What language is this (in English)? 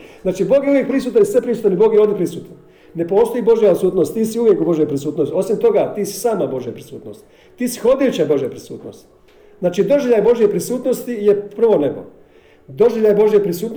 Croatian